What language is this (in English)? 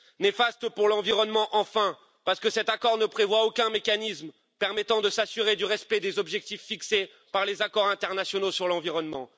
French